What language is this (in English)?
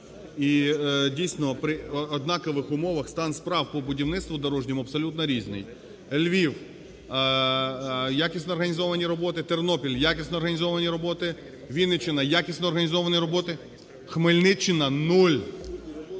Ukrainian